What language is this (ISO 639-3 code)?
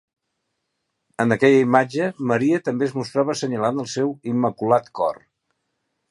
cat